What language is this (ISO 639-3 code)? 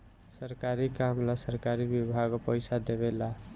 bho